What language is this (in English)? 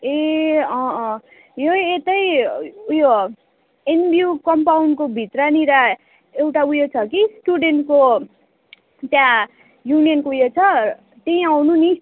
Nepali